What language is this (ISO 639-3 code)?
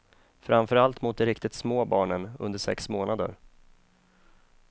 swe